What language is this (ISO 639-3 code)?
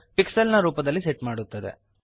kan